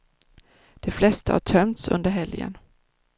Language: Swedish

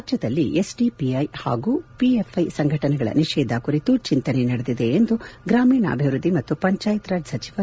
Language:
Kannada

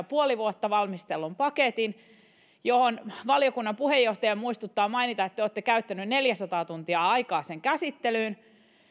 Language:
Finnish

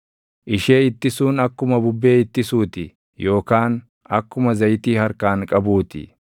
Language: Oromo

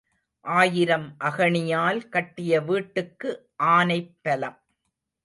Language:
Tamil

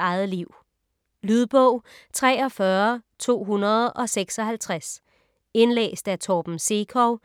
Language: Danish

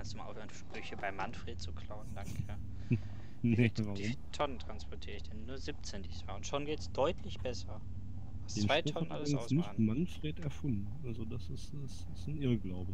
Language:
German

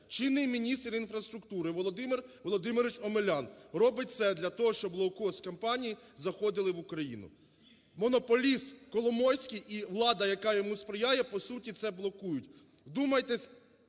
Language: Ukrainian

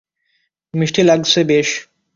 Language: Bangla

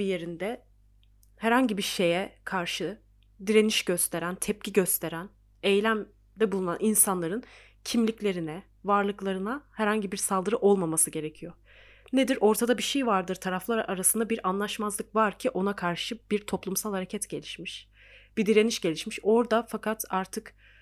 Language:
Turkish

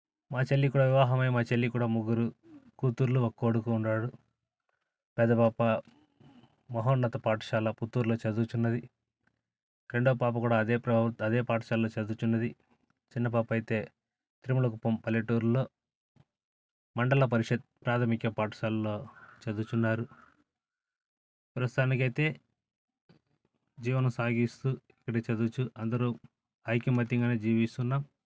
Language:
Telugu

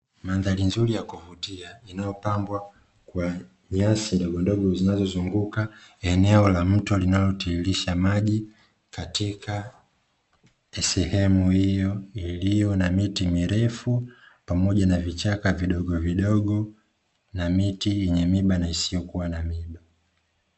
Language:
Swahili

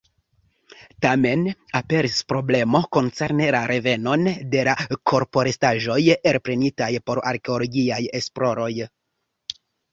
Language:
Esperanto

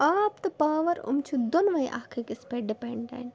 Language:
Kashmiri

